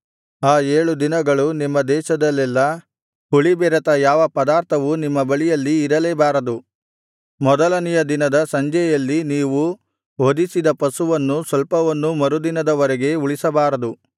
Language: Kannada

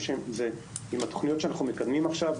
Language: Hebrew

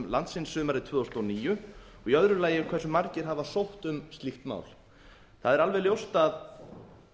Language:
Icelandic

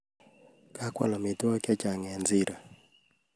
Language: Kalenjin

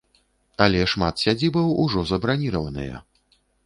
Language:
Belarusian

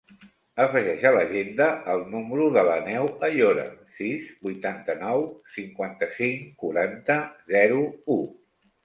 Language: Catalan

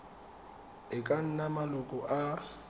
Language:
Tswana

